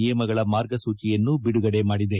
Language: Kannada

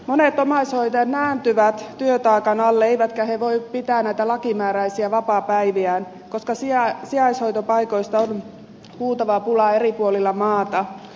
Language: Finnish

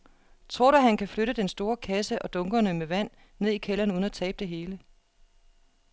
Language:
Danish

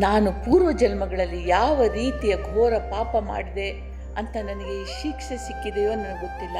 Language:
Kannada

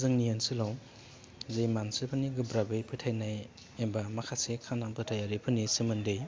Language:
Bodo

